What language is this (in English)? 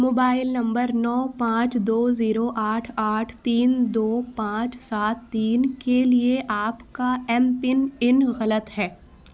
Urdu